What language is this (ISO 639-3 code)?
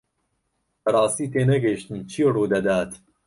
ckb